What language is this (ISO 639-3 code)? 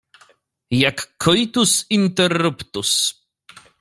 pol